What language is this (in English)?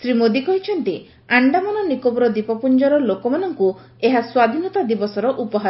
Odia